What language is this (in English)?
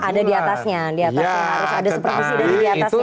Indonesian